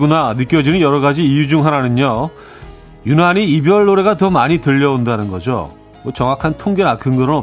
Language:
Korean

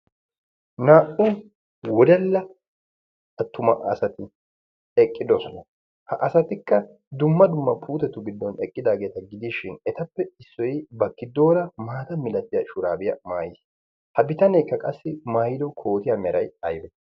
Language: Wolaytta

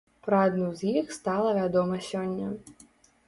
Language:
Belarusian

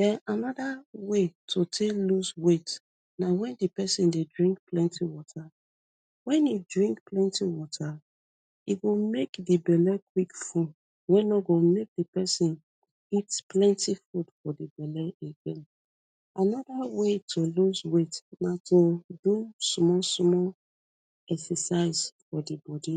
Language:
Nigerian Pidgin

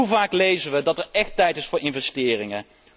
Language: Dutch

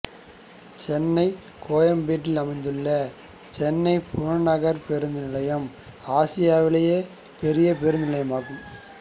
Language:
Tamil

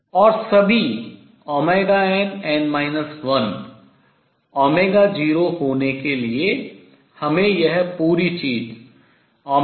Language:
Hindi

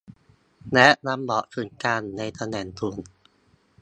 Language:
Thai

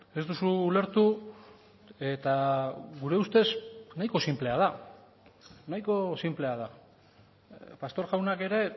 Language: Basque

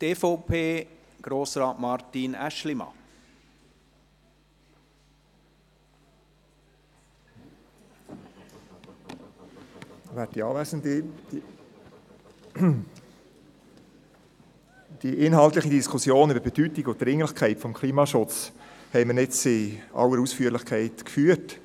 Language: Swiss German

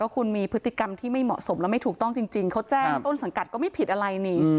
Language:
Thai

